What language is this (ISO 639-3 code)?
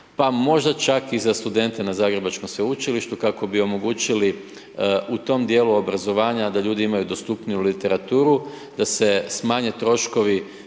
hrv